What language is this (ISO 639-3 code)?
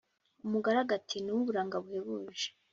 kin